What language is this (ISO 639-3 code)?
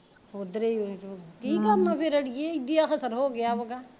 pan